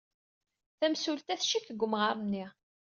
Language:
Kabyle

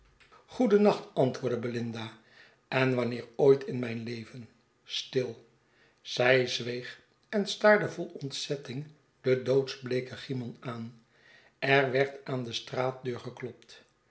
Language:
Dutch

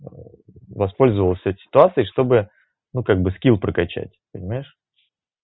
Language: Russian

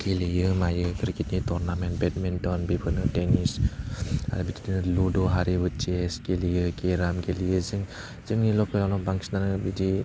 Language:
Bodo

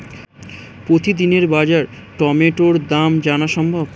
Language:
Bangla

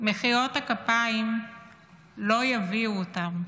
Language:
Hebrew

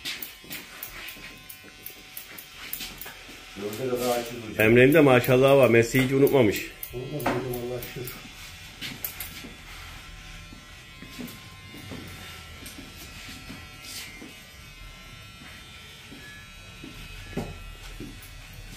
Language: Turkish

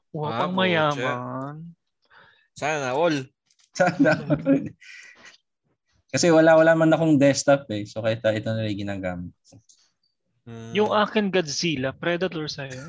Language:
Filipino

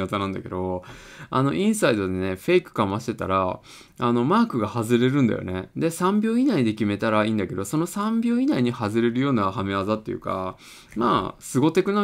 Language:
Japanese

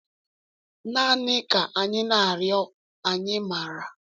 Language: Igbo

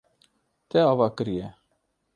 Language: Kurdish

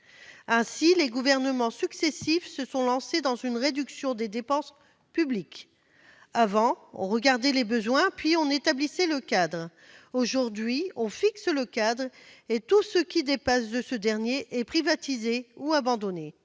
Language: French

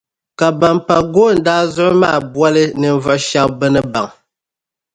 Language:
Dagbani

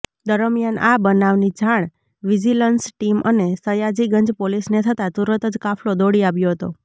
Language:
Gujarati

